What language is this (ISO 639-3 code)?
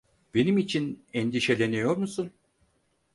tur